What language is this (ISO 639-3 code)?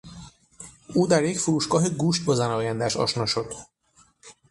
fas